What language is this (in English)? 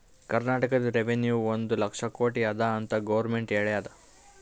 Kannada